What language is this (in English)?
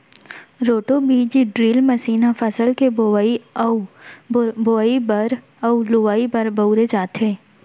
Chhattisgarhi